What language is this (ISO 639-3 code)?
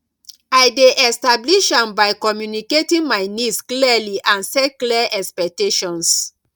pcm